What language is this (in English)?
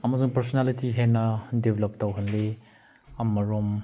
Manipuri